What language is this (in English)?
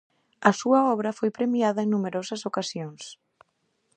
Galician